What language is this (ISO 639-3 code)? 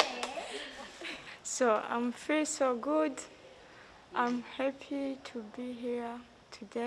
kor